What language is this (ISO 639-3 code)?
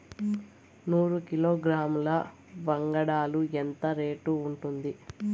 tel